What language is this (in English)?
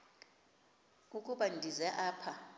Xhosa